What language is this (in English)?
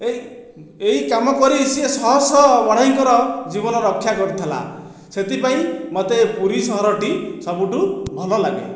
Odia